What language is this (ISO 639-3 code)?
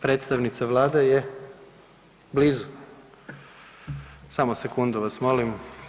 hrv